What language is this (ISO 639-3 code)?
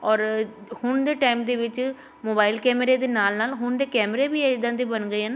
pan